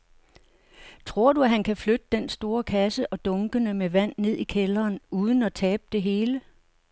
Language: Danish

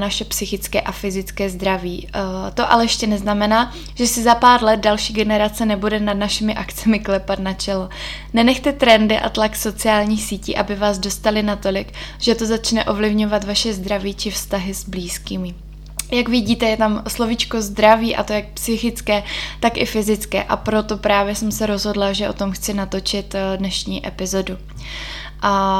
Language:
Czech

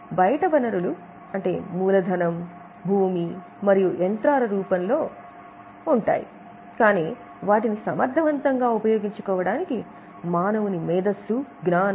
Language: Telugu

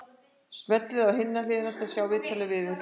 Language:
Icelandic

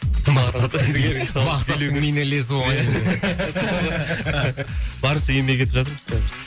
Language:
Kazakh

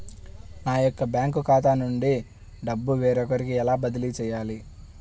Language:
Telugu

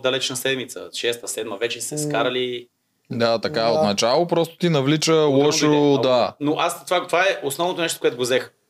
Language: Bulgarian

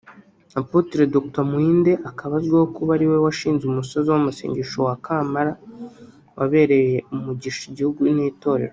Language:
Kinyarwanda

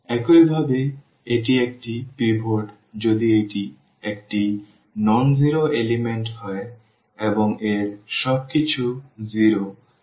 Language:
Bangla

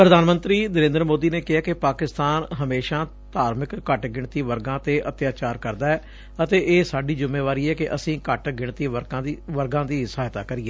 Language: Punjabi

